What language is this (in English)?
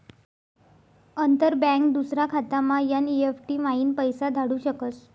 Marathi